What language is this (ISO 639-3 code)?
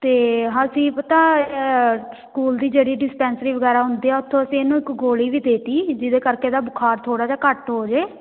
pan